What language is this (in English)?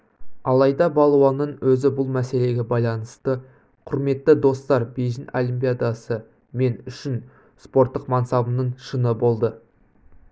Kazakh